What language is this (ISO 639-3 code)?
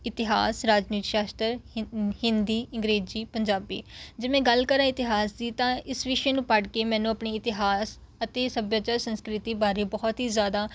pan